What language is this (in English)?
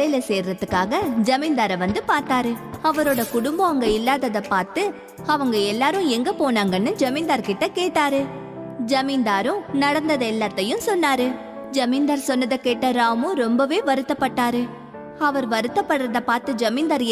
Tamil